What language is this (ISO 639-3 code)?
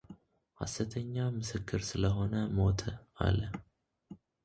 amh